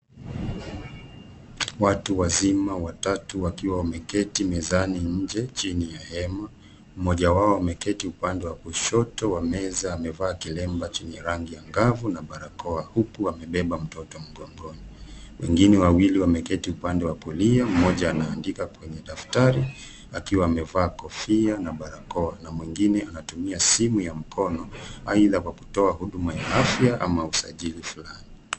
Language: Swahili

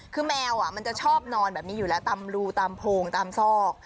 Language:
Thai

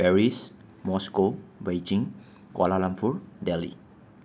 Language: Manipuri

